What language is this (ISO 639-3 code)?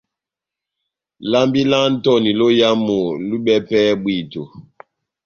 bnm